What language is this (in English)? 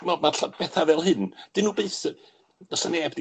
Welsh